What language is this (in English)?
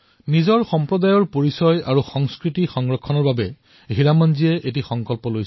Assamese